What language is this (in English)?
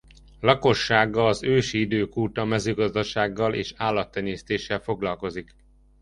Hungarian